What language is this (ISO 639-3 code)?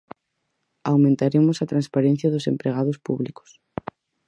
glg